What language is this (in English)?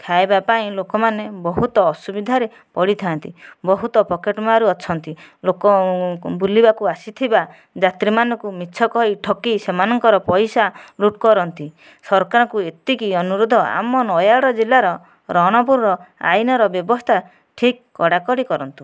Odia